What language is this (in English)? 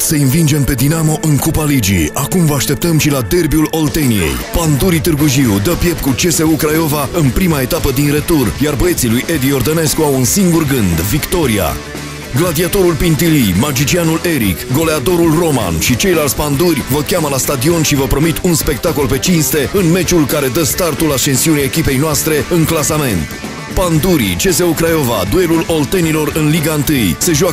Romanian